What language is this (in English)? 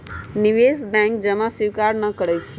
Magahi